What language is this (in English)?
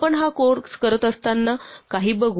Marathi